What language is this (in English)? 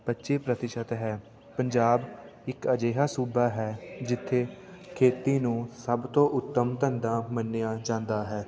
Punjabi